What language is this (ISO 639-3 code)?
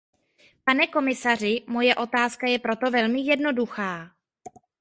ces